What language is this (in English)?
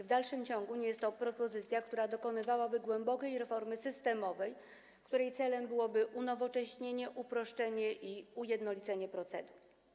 Polish